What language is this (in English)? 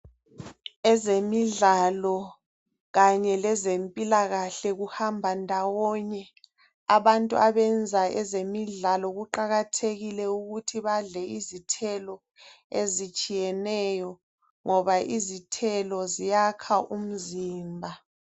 North Ndebele